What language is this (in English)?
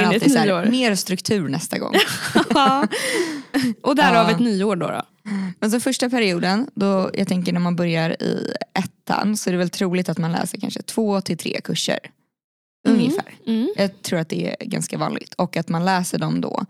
Swedish